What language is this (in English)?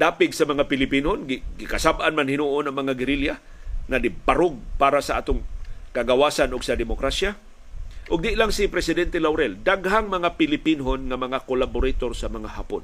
Filipino